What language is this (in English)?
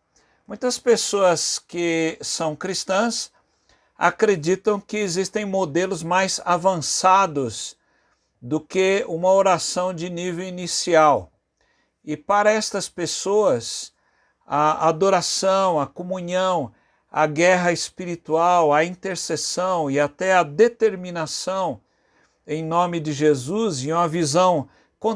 Portuguese